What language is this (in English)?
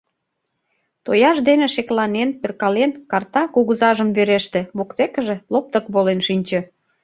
Mari